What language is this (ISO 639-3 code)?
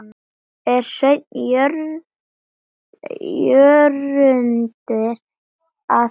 isl